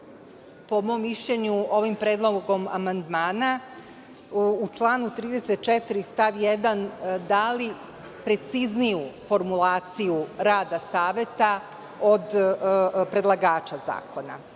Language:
Serbian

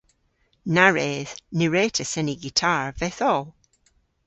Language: Cornish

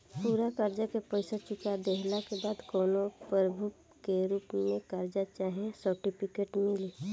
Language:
Bhojpuri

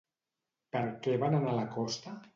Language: Catalan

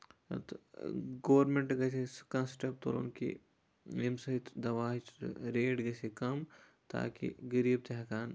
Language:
Kashmiri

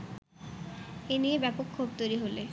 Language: Bangla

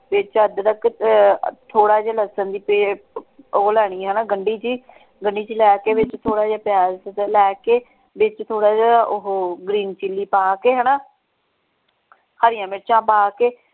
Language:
Punjabi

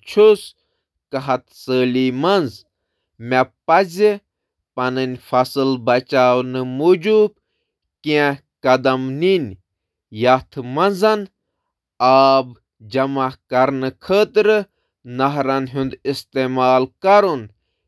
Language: Kashmiri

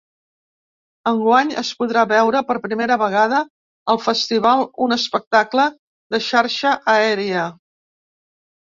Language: Catalan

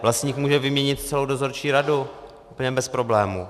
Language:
Czech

